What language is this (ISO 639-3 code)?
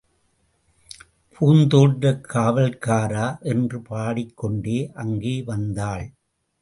tam